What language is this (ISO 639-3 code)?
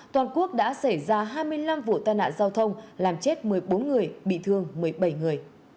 vie